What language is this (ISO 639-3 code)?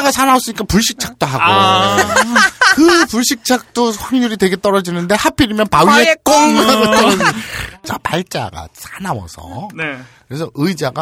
kor